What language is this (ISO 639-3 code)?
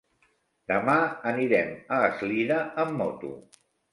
cat